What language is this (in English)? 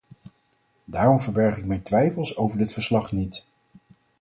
Dutch